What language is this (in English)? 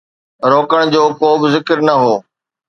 Sindhi